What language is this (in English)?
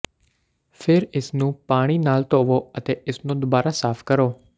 Punjabi